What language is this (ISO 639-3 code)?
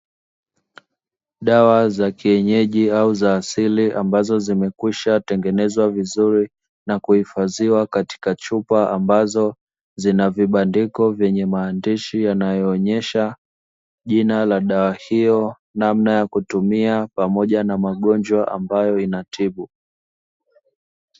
swa